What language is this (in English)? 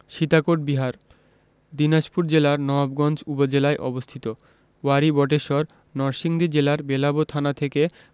Bangla